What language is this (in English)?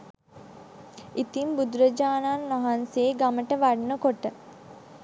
Sinhala